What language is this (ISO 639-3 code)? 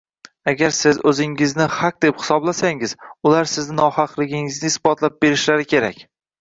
uzb